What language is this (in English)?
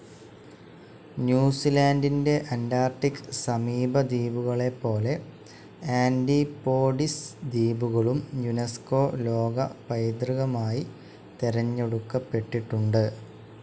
Malayalam